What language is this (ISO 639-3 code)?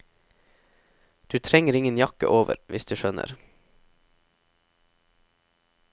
nor